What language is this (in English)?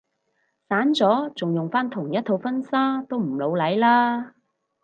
Cantonese